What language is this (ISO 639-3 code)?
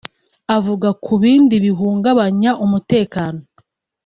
kin